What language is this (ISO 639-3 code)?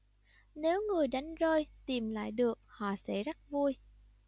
vie